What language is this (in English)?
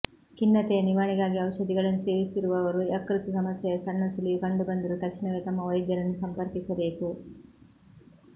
Kannada